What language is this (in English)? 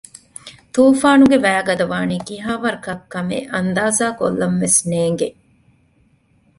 Divehi